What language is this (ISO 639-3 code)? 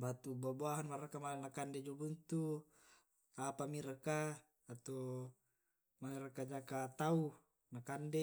rob